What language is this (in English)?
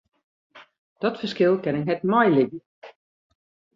Western Frisian